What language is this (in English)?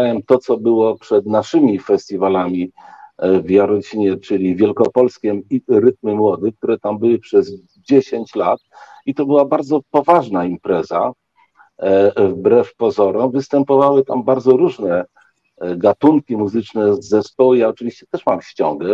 Polish